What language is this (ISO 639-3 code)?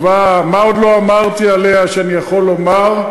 heb